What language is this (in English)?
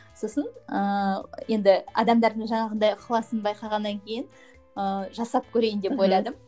Kazakh